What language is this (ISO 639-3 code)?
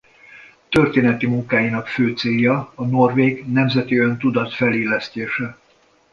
hun